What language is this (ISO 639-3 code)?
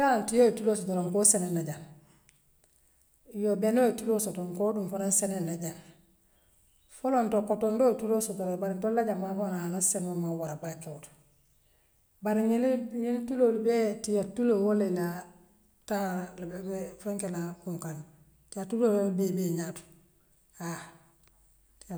mlq